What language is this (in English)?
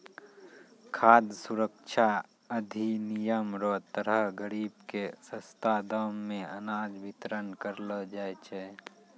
Maithili